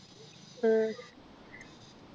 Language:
Malayalam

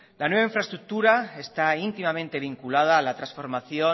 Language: Spanish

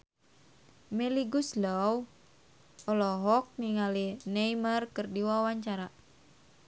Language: Sundanese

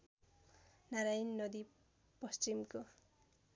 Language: Nepali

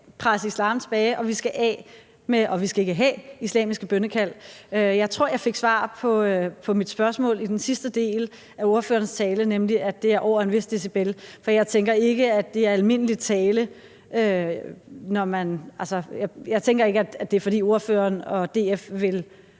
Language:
Danish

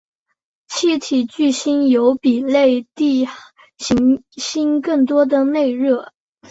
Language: Chinese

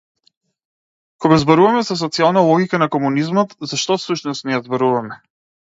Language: Macedonian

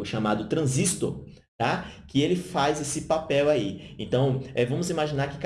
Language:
Portuguese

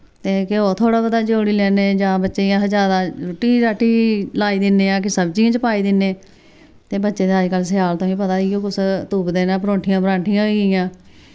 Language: Dogri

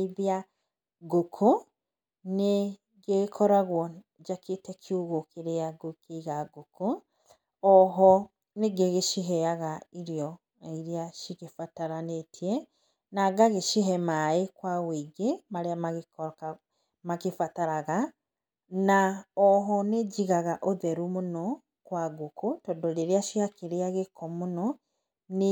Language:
Kikuyu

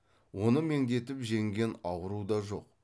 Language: Kazakh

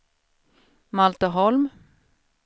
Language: Swedish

